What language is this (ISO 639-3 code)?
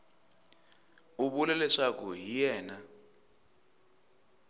tso